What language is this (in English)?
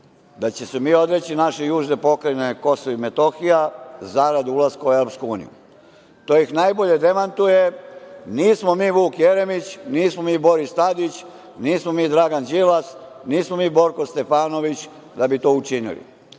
Serbian